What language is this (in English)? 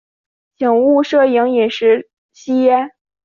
Chinese